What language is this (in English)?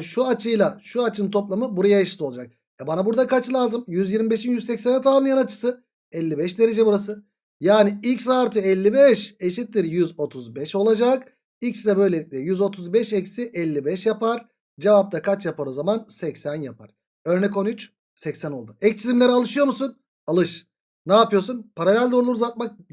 Turkish